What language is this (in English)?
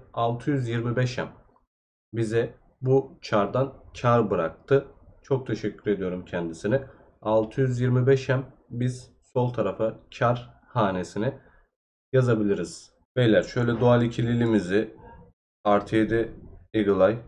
Turkish